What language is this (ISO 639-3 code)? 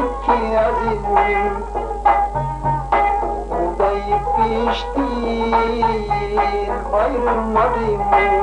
uzb